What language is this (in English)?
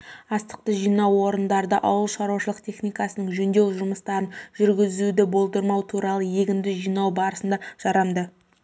Kazakh